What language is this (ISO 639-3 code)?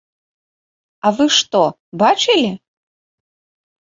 bel